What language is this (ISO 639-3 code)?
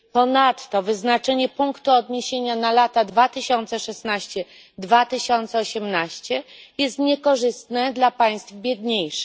pol